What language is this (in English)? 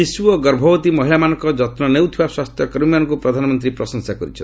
Odia